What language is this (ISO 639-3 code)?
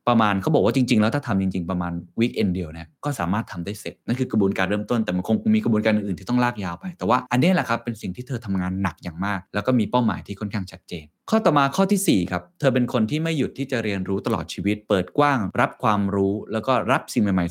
tha